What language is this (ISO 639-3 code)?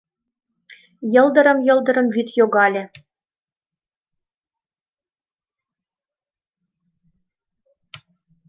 chm